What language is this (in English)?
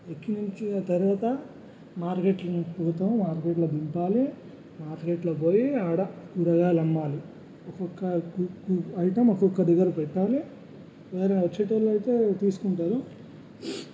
Telugu